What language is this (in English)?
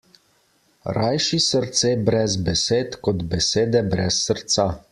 Slovenian